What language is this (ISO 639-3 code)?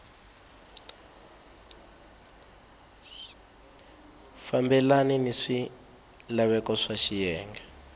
tso